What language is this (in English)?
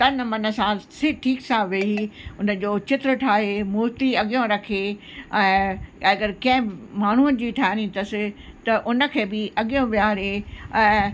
Sindhi